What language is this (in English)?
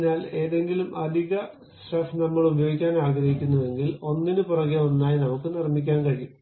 Malayalam